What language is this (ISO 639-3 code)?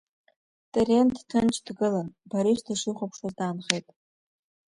abk